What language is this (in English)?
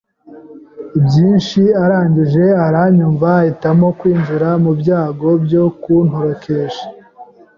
Kinyarwanda